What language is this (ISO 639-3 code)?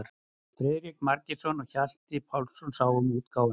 isl